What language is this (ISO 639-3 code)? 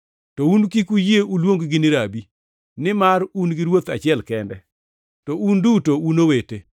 luo